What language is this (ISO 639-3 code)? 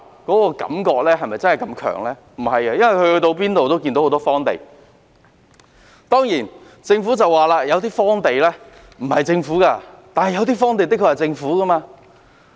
yue